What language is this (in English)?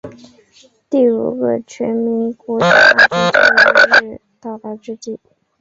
Chinese